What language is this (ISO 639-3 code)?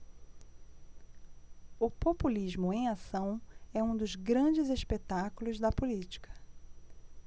por